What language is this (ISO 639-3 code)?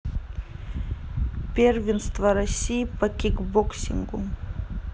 rus